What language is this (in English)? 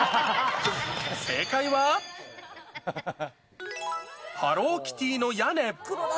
Japanese